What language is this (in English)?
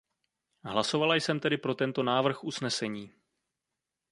Czech